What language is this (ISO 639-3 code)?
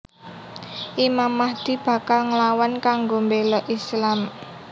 jav